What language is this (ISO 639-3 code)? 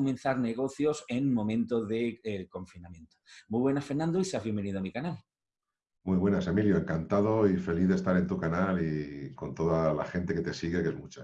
spa